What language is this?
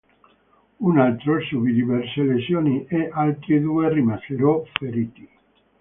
Italian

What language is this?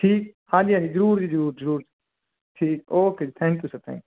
Punjabi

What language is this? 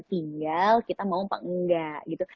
Indonesian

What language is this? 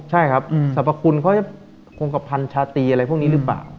Thai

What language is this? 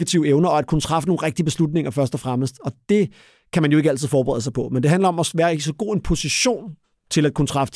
Danish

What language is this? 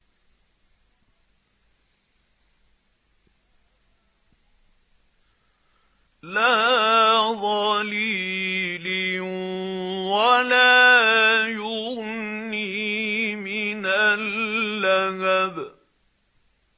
Arabic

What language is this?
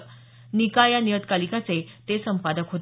Marathi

